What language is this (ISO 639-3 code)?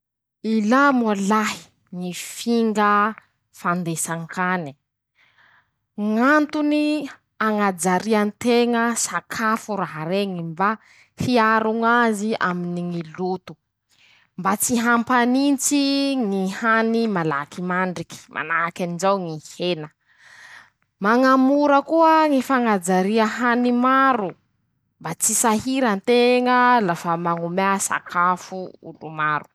msh